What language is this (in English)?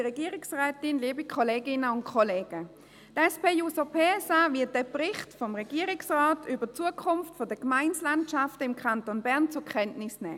Swiss German